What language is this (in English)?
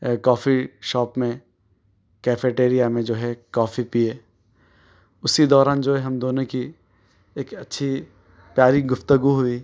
Urdu